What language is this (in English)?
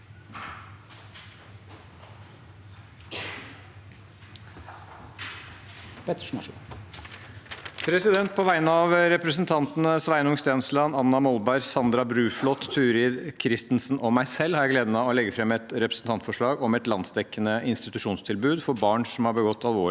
Norwegian